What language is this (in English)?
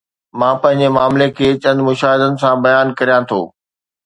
Sindhi